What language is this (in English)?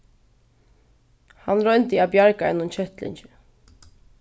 Faroese